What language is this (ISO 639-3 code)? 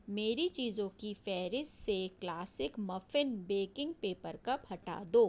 urd